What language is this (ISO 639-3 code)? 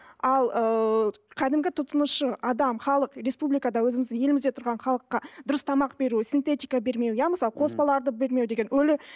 kaz